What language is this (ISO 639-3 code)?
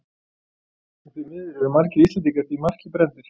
isl